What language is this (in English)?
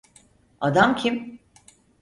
Turkish